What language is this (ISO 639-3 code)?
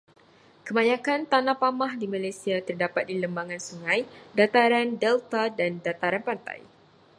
msa